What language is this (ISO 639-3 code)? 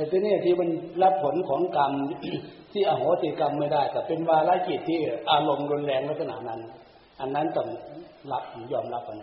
tha